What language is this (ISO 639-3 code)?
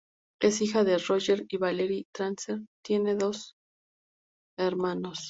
spa